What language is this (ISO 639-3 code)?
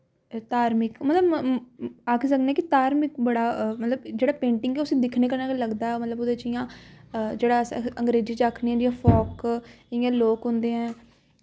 doi